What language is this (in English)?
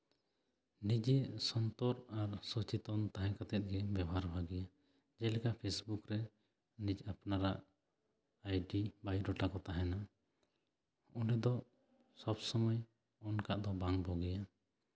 Santali